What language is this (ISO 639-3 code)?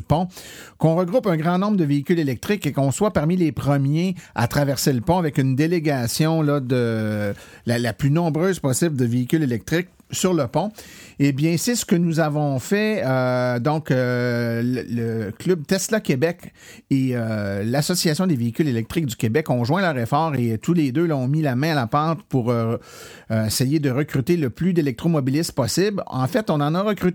fra